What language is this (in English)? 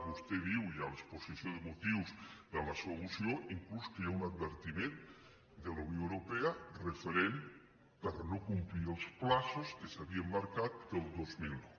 Catalan